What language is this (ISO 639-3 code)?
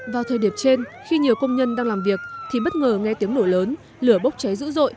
vie